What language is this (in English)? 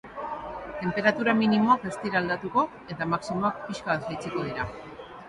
Basque